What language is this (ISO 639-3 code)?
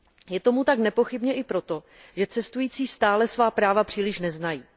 ces